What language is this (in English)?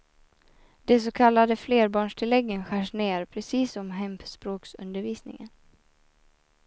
Swedish